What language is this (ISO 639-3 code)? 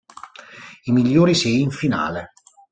ita